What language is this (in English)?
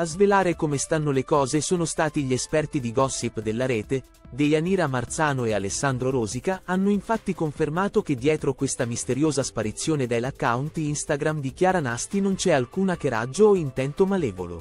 Italian